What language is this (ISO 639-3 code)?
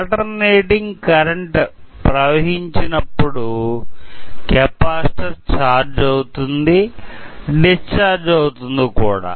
tel